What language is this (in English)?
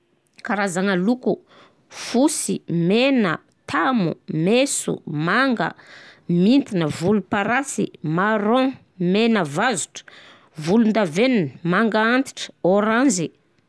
Southern Betsimisaraka Malagasy